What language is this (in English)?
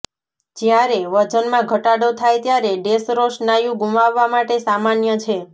Gujarati